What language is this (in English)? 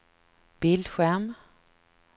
Swedish